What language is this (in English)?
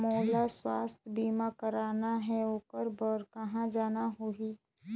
Chhattisgarhi